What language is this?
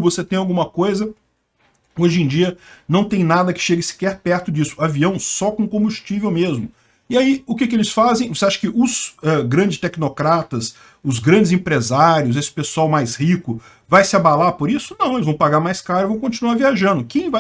Portuguese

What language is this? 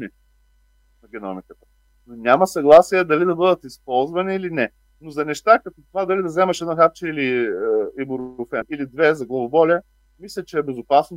Bulgarian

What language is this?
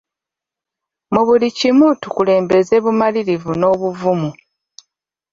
Ganda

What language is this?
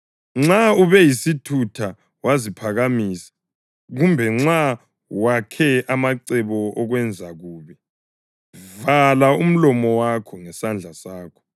North Ndebele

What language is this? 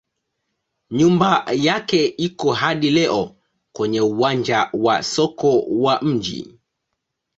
Swahili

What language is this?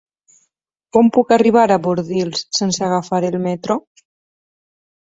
Catalan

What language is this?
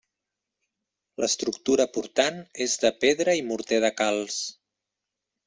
Catalan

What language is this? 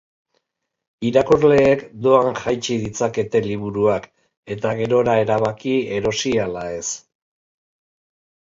Basque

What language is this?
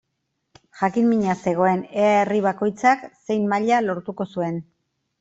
Basque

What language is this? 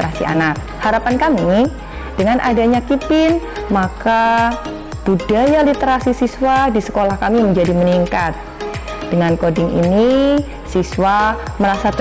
Indonesian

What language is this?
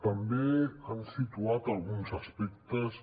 Catalan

